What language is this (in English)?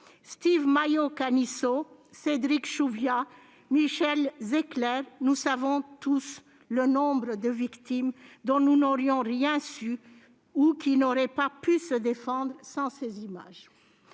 French